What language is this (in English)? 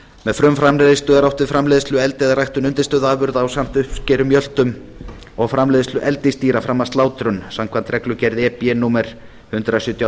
Icelandic